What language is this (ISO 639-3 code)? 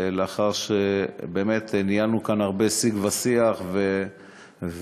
heb